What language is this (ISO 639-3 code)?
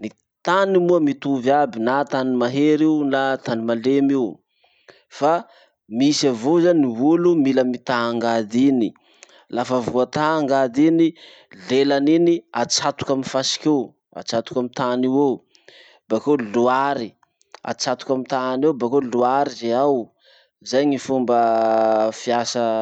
msh